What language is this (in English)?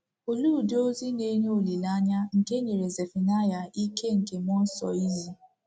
Igbo